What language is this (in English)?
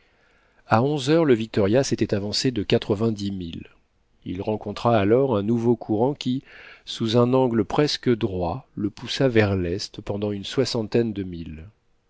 French